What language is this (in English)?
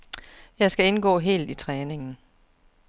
Danish